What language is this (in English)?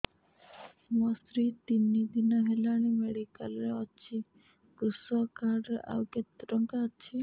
Odia